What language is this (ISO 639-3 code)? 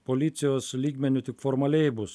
lit